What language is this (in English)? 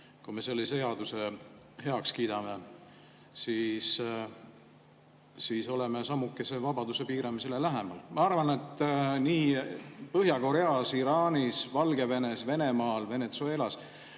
Estonian